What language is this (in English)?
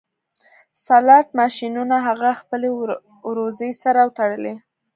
Pashto